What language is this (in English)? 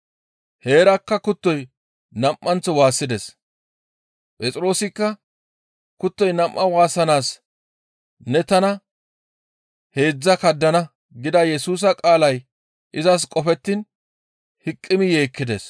Gamo